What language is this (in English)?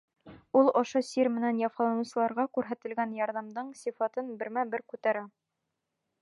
Bashkir